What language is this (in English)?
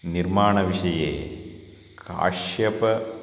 Sanskrit